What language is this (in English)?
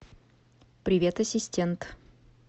Russian